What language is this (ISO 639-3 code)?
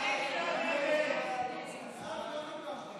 heb